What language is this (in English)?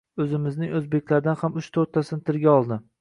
Uzbek